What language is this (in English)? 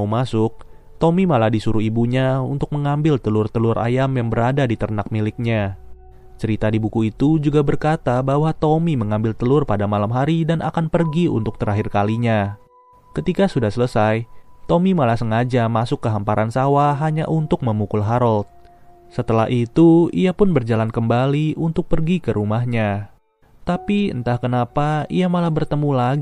Indonesian